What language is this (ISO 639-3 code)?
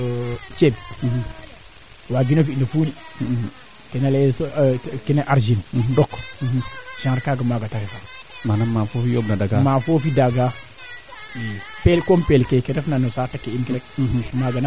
srr